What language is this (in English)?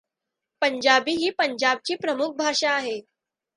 Marathi